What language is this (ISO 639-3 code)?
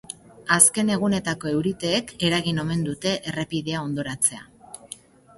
eus